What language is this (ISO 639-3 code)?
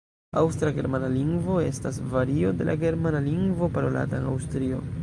epo